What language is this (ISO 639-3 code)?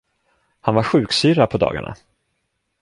swe